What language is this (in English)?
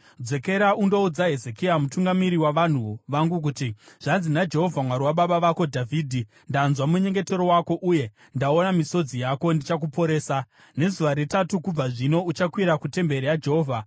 Shona